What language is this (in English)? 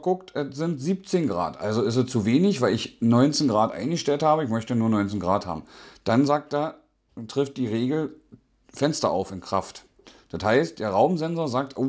German